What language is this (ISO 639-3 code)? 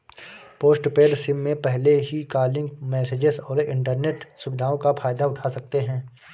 hin